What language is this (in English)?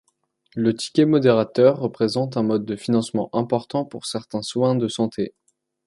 French